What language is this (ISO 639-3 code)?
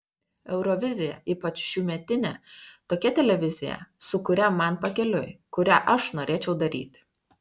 lit